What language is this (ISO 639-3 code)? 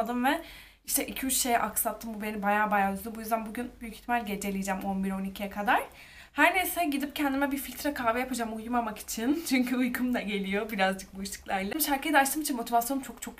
tur